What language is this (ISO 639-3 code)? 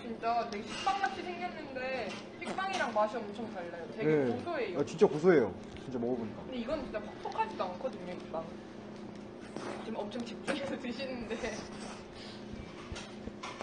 kor